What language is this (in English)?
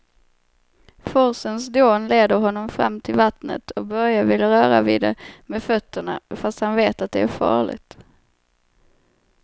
Swedish